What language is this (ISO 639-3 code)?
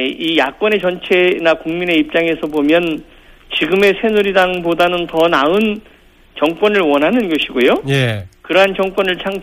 kor